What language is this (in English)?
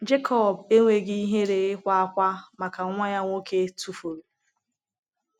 Igbo